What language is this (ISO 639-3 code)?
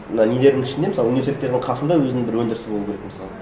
kaz